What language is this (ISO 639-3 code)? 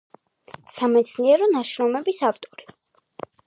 kat